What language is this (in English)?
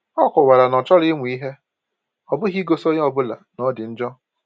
Igbo